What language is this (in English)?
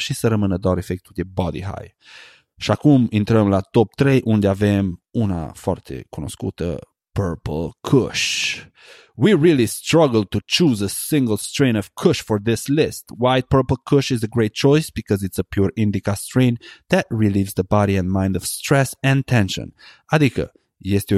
Romanian